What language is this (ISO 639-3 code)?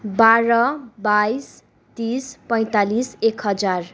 nep